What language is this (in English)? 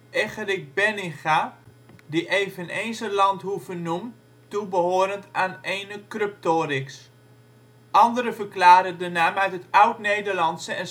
Dutch